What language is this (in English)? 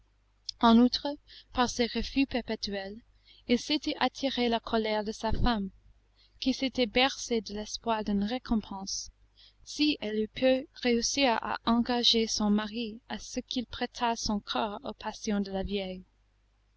French